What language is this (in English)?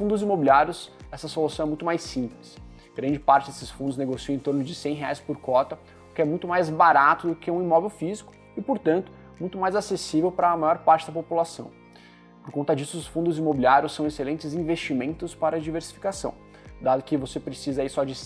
Portuguese